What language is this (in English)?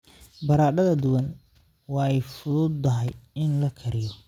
Somali